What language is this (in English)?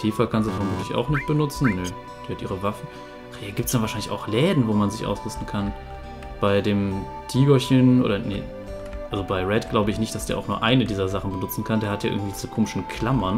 German